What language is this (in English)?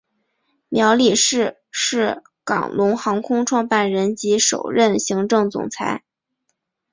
Chinese